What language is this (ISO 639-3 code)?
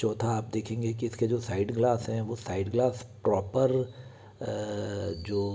hin